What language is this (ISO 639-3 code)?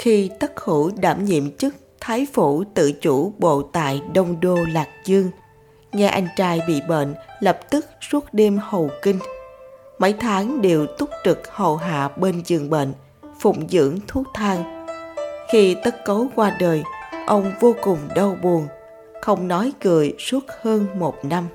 vie